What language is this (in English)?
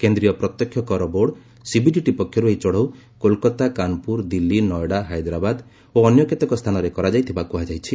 Odia